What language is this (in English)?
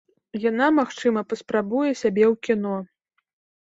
Belarusian